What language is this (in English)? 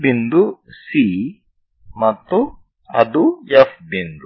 Kannada